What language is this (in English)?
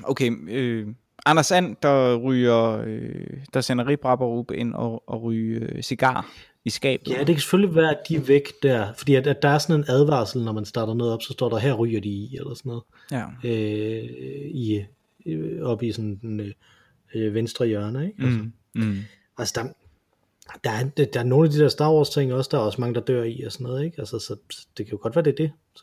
Danish